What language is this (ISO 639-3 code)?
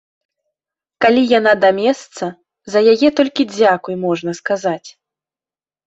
bel